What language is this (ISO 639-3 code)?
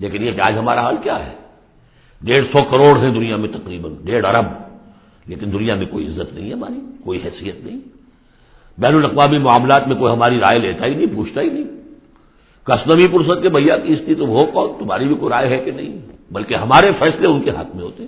urd